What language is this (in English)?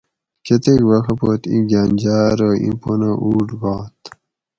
Gawri